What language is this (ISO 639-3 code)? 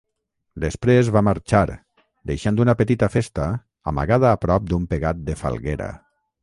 cat